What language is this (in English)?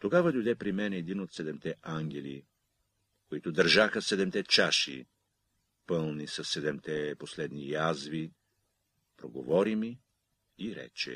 Bulgarian